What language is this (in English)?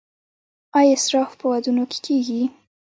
Pashto